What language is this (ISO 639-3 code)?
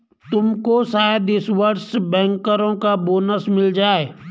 hin